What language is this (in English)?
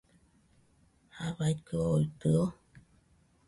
Nüpode Huitoto